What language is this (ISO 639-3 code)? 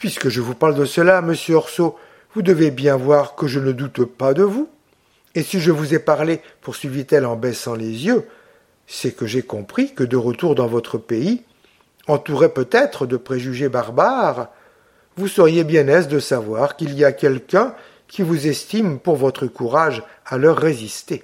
fra